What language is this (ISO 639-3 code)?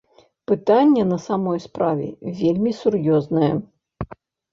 bel